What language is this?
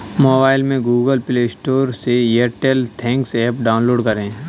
Hindi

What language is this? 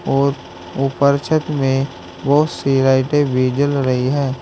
Hindi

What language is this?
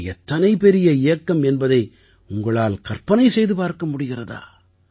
Tamil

